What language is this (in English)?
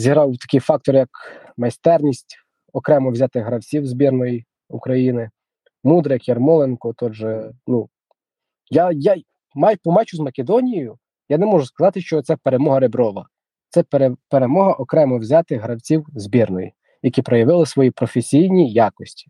Ukrainian